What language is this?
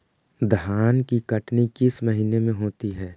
Magahi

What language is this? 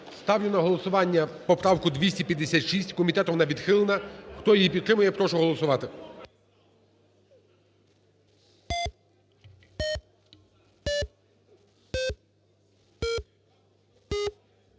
Ukrainian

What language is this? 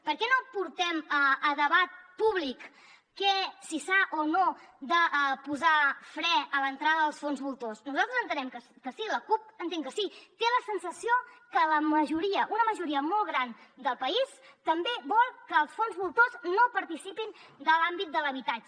Catalan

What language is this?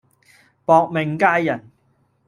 Cantonese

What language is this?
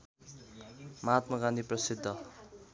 Nepali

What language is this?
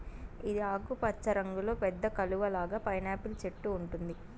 Telugu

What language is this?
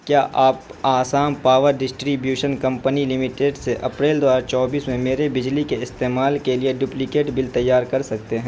Urdu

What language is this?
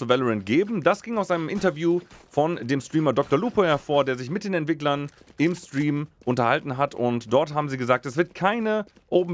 German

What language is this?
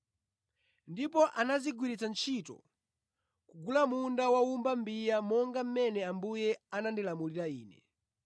Nyanja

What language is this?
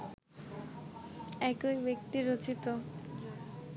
Bangla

